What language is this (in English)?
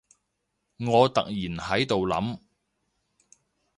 Cantonese